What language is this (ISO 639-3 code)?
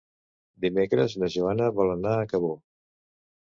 cat